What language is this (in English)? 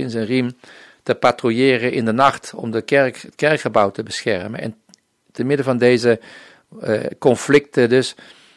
Dutch